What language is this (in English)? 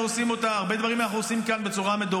Hebrew